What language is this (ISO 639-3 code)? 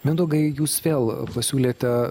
lit